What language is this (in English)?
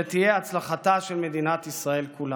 Hebrew